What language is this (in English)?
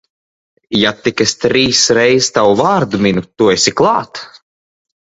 Latvian